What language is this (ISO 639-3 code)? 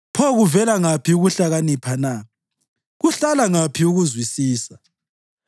nde